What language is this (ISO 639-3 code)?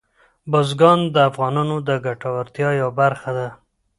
pus